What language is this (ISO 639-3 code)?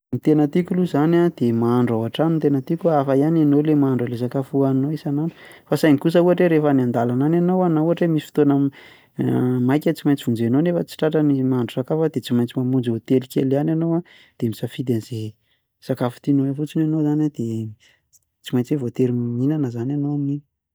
mlg